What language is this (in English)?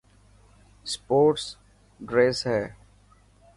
Dhatki